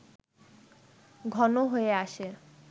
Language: Bangla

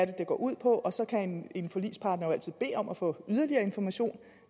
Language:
Danish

